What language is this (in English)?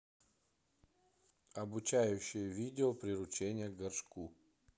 Russian